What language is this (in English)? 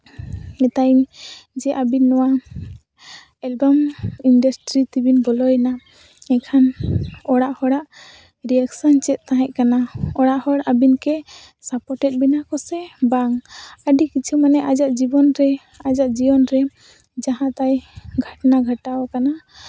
Santali